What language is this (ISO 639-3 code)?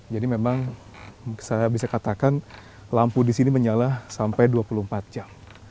ind